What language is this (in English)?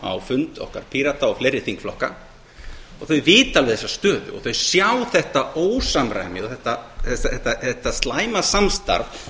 Icelandic